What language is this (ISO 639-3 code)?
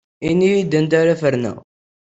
kab